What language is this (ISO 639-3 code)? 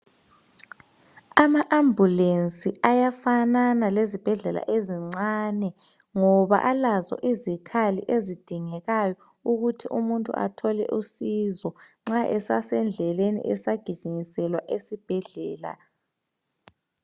nde